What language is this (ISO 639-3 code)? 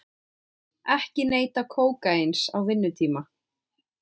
isl